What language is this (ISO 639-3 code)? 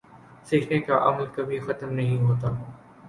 urd